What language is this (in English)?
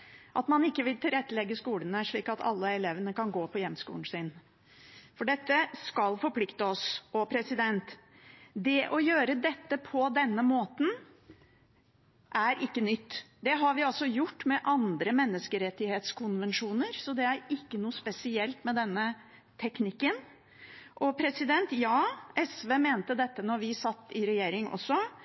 Norwegian Bokmål